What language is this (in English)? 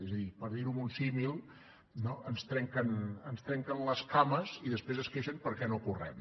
Catalan